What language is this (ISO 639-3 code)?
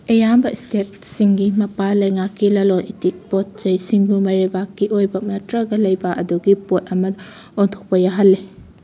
mni